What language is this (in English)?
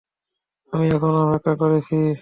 Bangla